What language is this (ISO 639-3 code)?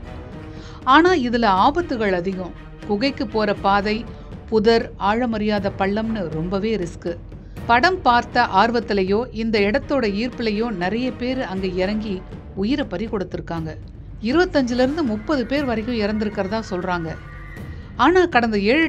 tam